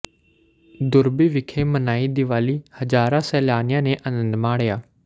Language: Punjabi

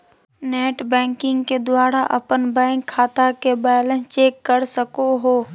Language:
Magahi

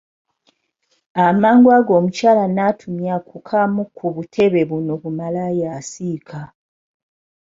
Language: Ganda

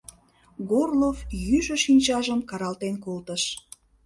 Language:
Mari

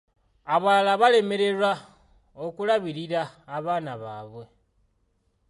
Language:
Ganda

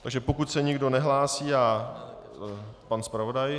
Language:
Czech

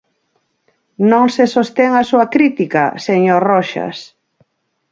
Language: Galician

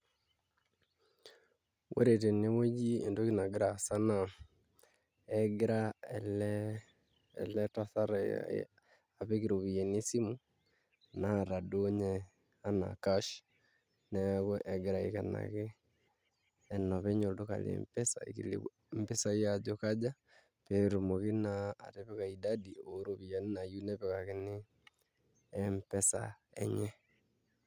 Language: Masai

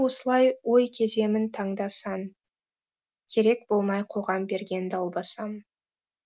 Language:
Kazakh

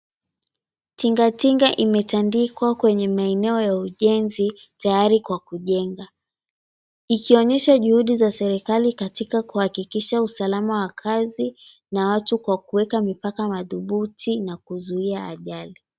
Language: Swahili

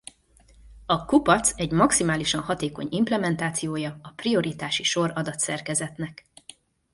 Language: Hungarian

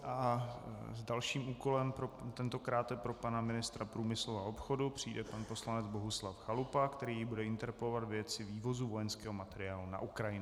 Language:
Czech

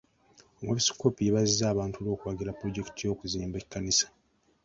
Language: Ganda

